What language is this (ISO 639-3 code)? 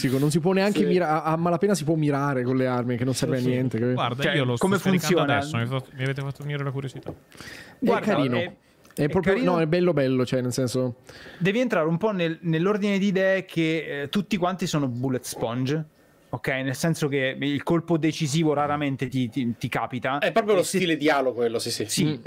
ita